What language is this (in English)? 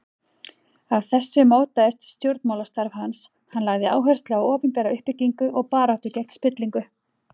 Icelandic